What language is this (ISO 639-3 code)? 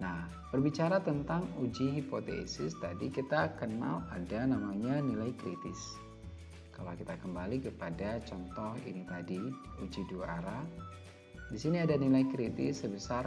ind